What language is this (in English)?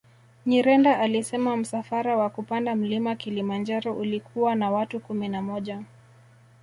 Swahili